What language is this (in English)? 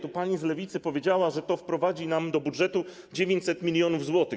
Polish